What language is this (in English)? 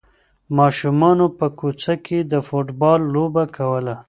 Pashto